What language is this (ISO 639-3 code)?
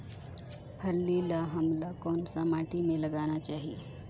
hne